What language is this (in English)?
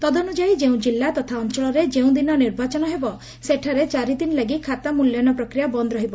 Odia